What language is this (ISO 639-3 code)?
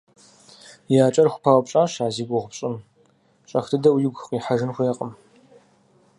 kbd